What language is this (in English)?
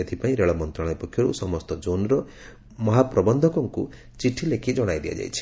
Odia